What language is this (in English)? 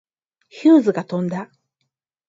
Japanese